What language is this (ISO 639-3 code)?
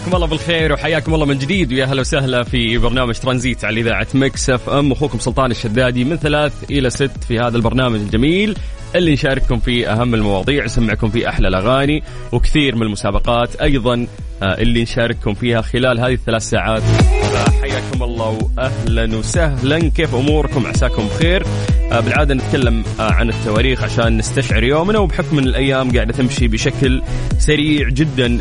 ara